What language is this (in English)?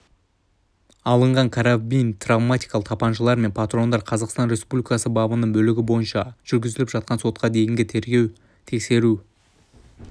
Kazakh